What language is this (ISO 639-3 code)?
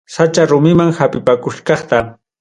quy